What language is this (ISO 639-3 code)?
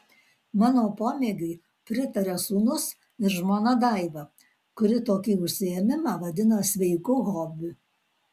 lit